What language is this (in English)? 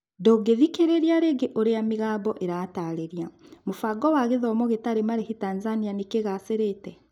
Kikuyu